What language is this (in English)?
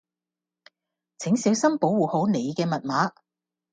Cantonese